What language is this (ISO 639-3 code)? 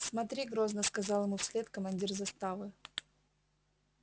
rus